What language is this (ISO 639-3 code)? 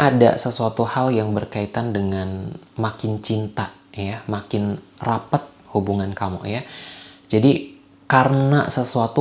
ind